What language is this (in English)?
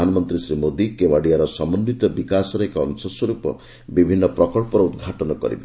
Odia